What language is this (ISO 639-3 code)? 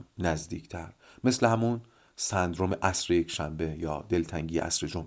fas